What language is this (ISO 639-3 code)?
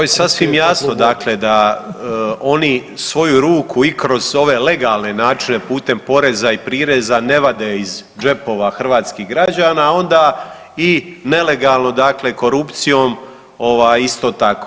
hrv